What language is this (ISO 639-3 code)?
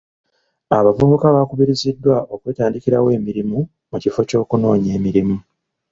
lug